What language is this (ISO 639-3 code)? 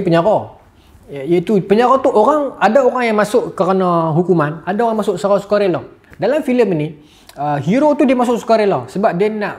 msa